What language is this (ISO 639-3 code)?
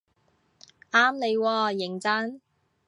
yue